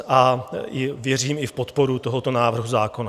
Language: Czech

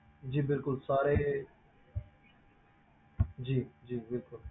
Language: Punjabi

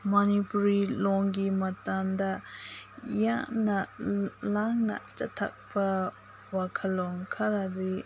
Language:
Manipuri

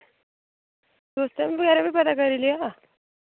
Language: Dogri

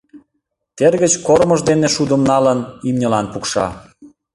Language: Mari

